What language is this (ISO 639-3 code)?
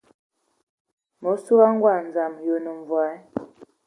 ewo